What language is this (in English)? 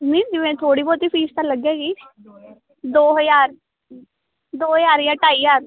Punjabi